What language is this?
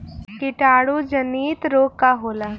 Bhojpuri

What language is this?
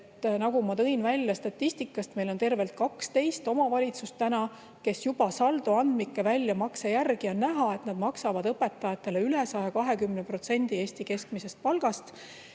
Estonian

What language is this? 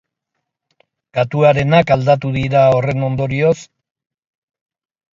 Basque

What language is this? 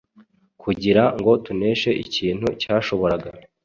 Kinyarwanda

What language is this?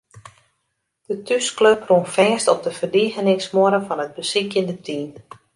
Western Frisian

